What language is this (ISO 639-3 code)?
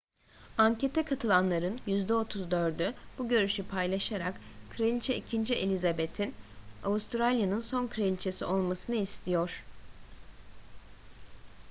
tur